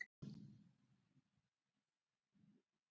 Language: Icelandic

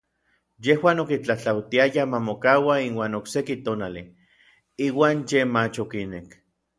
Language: Orizaba Nahuatl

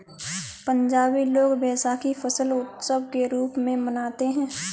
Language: Hindi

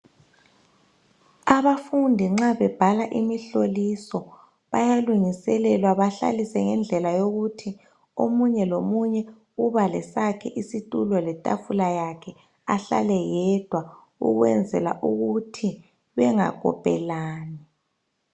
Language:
North Ndebele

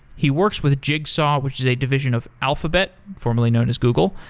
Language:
English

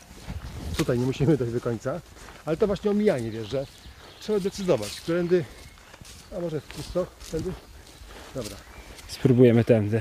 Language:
Polish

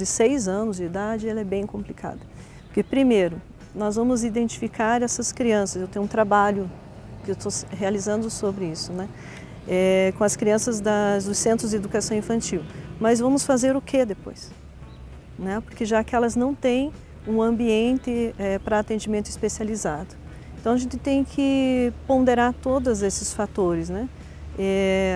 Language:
Portuguese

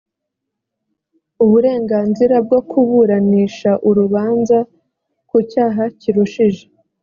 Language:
Kinyarwanda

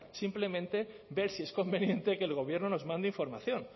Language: Spanish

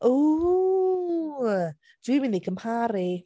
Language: Welsh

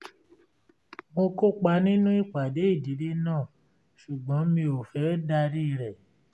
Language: Yoruba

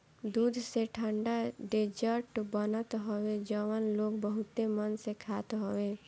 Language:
Bhojpuri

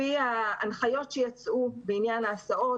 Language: Hebrew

